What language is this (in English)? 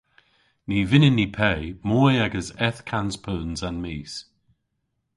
Cornish